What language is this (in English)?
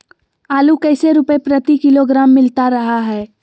Magahi